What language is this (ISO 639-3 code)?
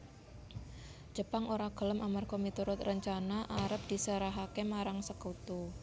jav